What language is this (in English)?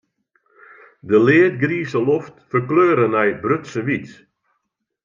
Western Frisian